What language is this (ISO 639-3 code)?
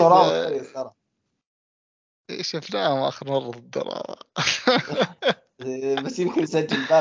ara